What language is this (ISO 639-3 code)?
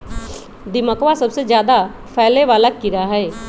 mag